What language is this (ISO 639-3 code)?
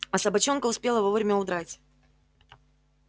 rus